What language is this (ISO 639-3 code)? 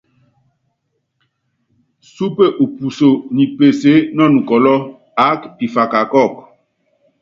yav